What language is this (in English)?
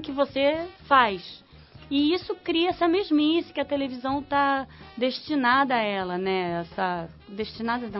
Portuguese